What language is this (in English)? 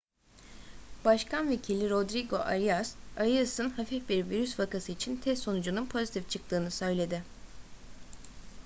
Turkish